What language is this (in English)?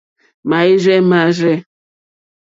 Mokpwe